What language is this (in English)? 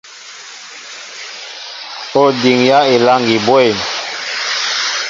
Mbo (Cameroon)